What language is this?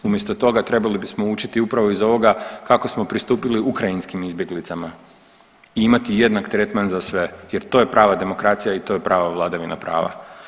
Croatian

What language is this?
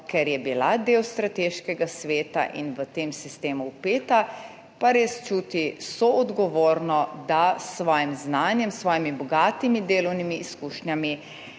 Slovenian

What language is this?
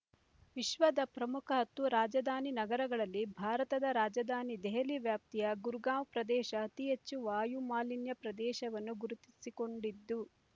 Kannada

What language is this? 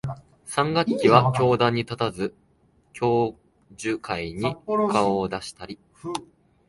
Japanese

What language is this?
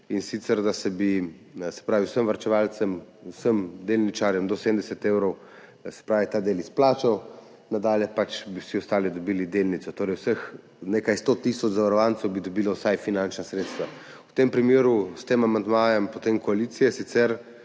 Slovenian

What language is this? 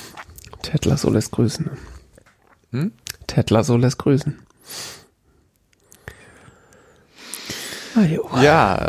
German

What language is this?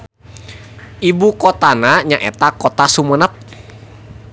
Sundanese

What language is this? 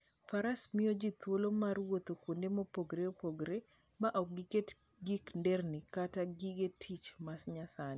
Luo (Kenya and Tanzania)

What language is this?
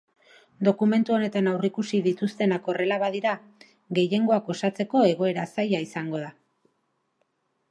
Basque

